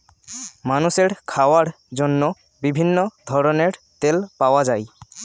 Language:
Bangla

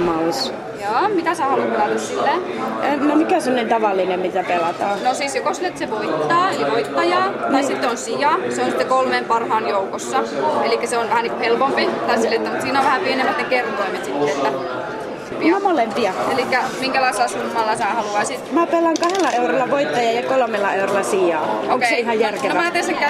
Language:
Finnish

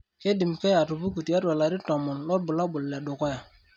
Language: Masai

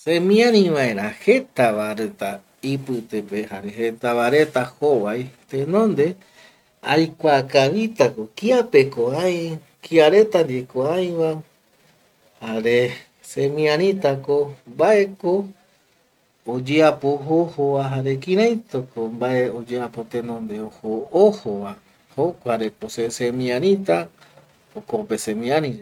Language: Eastern Bolivian Guaraní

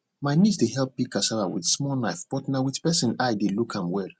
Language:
Nigerian Pidgin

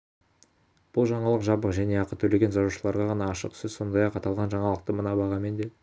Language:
Kazakh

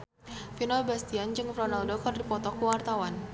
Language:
Sundanese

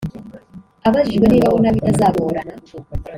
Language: Kinyarwanda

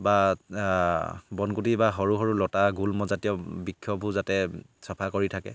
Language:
Assamese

